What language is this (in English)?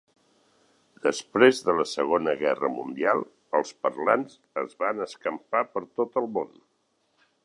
Catalan